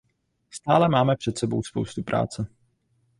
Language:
Czech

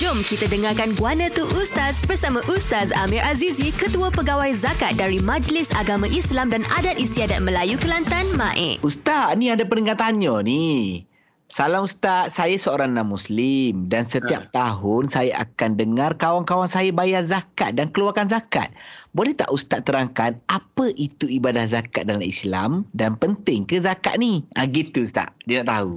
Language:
Malay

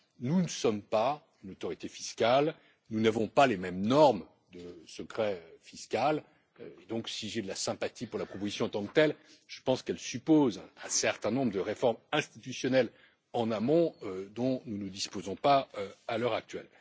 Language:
French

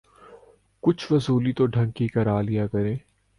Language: Urdu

